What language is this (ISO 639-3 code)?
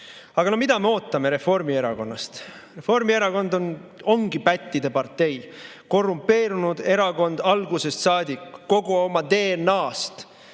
est